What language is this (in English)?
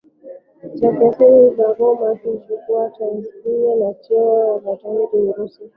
Swahili